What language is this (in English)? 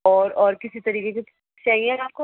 Urdu